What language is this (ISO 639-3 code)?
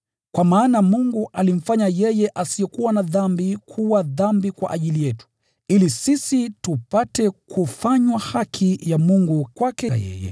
swa